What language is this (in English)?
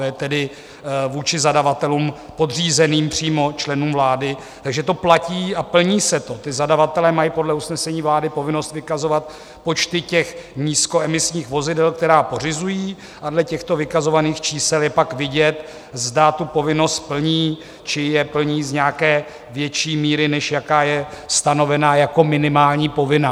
Czech